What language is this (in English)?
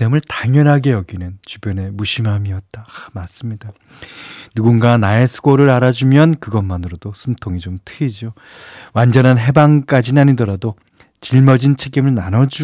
Korean